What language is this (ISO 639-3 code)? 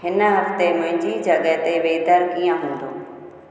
snd